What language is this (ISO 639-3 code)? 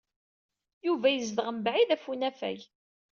kab